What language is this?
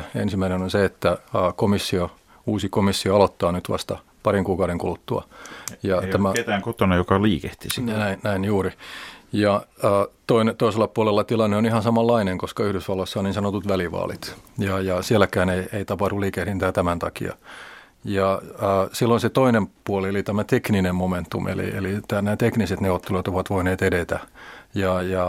Finnish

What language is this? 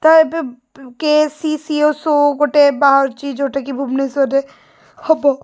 Odia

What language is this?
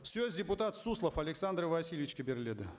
Kazakh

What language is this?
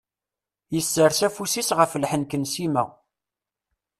Kabyle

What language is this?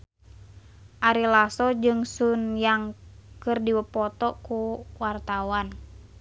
Sundanese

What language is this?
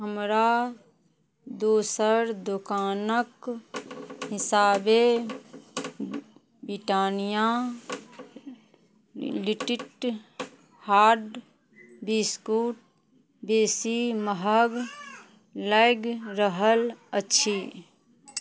Maithili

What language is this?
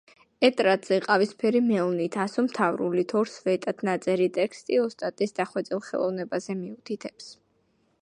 Georgian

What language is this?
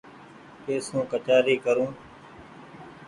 Goaria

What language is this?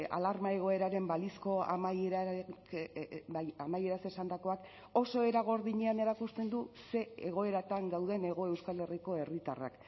Basque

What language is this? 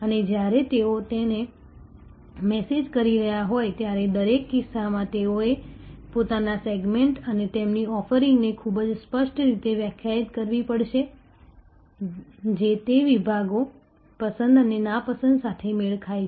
Gujarati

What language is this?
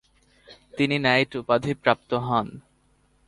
Bangla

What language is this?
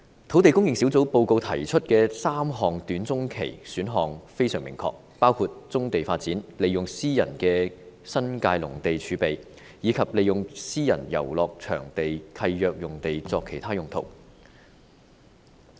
Cantonese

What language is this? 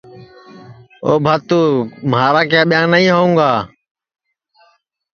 Sansi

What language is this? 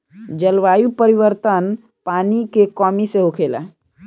Bhojpuri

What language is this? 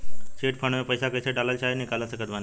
Bhojpuri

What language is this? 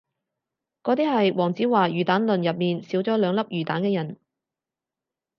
Cantonese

